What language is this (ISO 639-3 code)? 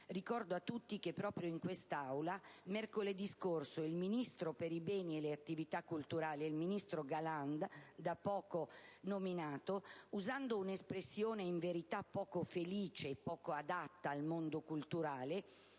ita